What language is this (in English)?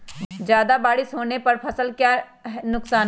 Magahi